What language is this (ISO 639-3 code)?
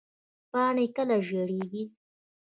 pus